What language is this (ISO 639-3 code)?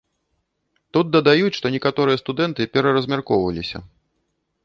bel